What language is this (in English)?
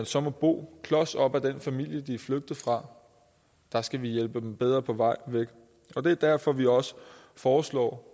Danish